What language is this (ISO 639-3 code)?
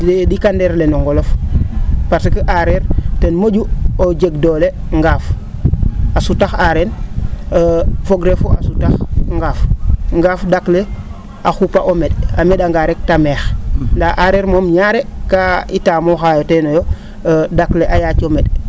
srr